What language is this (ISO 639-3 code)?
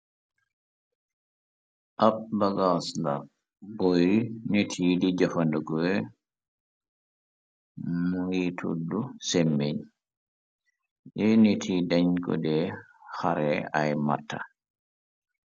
wol